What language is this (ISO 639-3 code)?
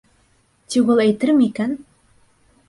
bak